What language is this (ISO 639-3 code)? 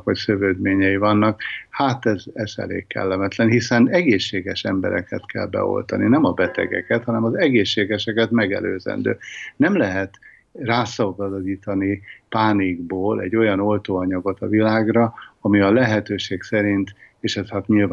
hun